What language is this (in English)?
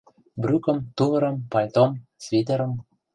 Mari